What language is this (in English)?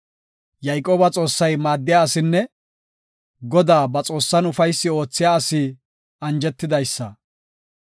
Gofa